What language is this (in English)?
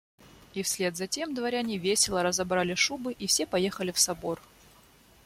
Russian